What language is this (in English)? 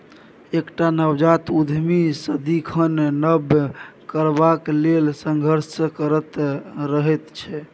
Maithili